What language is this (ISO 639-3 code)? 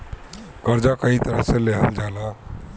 bho